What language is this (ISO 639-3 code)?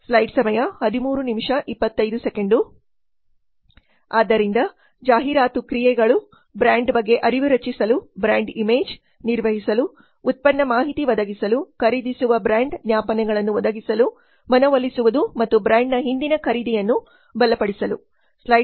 kan